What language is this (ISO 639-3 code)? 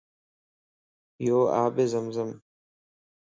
lss